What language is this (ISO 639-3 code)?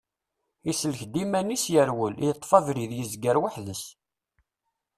kab